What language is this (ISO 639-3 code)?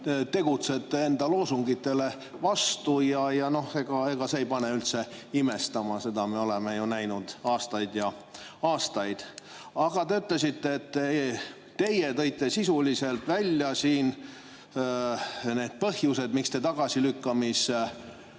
est